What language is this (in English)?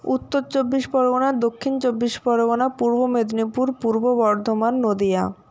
Bangla